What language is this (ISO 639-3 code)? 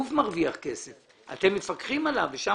heb